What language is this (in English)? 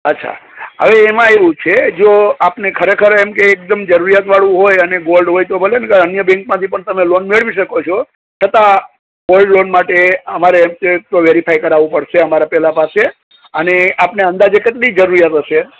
Gujarati